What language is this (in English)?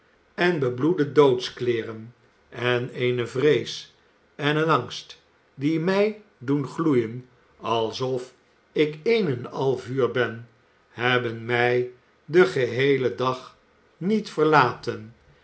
Dutch